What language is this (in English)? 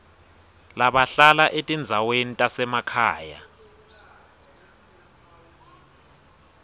Swati